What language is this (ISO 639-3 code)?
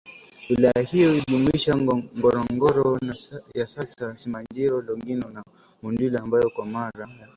swa